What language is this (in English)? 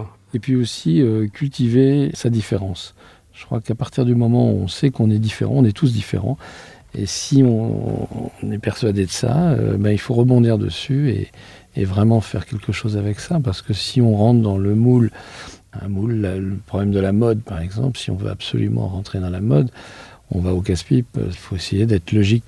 French